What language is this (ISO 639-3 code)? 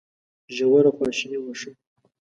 pus